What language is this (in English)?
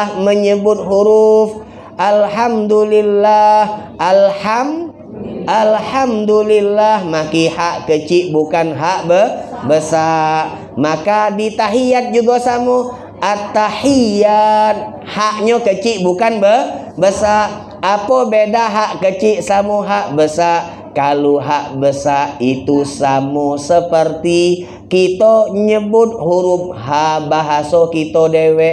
Indonesian